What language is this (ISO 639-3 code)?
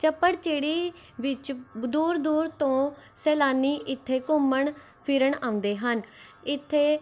pan